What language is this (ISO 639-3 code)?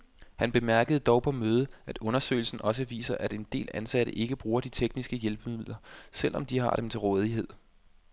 dan